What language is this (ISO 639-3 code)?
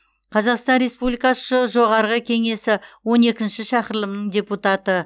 kaz